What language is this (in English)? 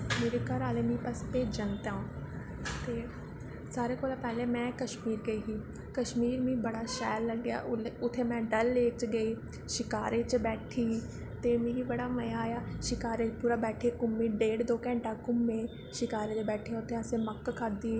Dogri